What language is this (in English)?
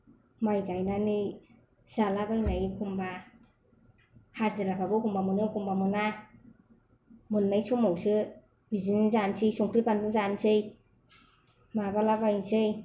Bodo